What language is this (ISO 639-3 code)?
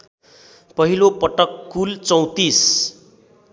nep